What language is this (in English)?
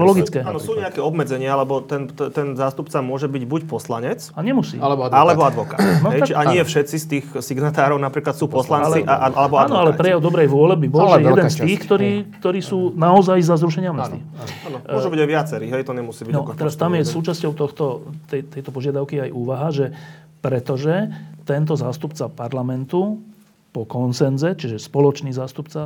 Slovak